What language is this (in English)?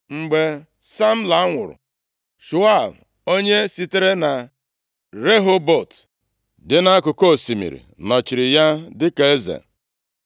Igbo